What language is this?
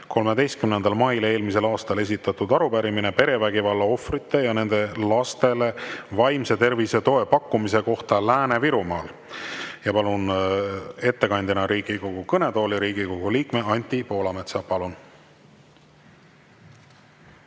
Estonian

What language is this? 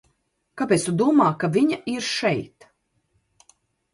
Latvian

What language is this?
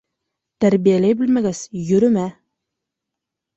Bashkir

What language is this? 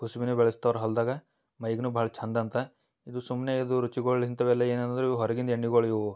Kannada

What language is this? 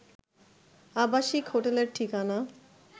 Bangla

